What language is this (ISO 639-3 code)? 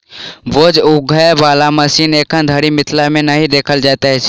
mai